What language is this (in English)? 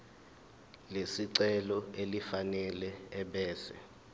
Zulu